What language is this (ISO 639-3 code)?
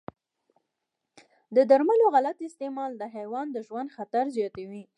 pus